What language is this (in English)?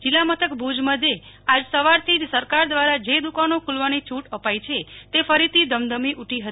Gujarati